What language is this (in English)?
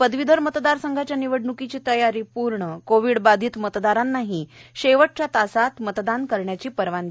Marathi